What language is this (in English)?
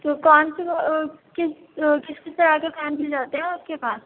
Urdu